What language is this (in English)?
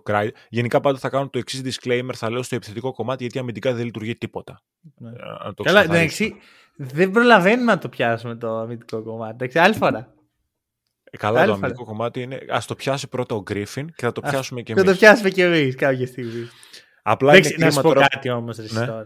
Greek